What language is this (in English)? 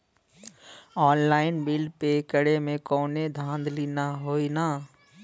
Bhojpuri